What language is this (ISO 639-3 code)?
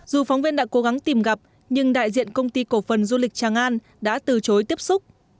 vie